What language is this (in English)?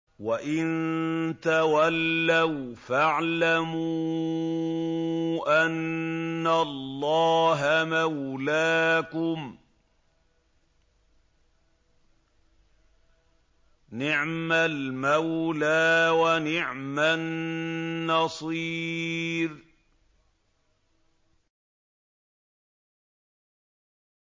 Arabic